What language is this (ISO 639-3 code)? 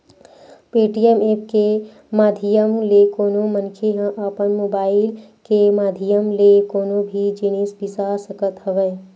hne